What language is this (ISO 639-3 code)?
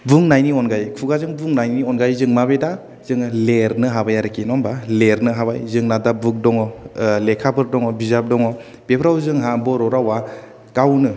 brx